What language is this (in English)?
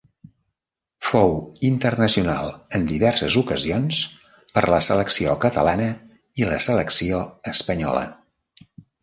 Catalan